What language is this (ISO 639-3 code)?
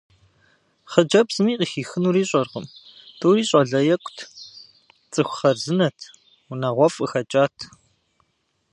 kbd